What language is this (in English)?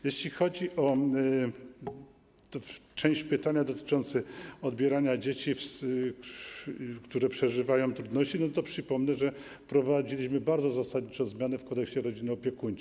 Polish